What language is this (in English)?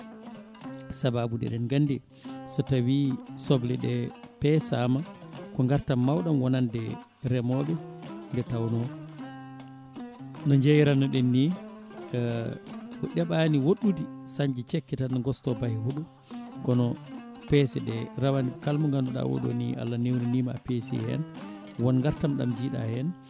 Fula